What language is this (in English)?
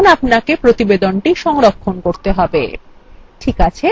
Bangla